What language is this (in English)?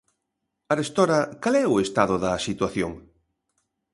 Galician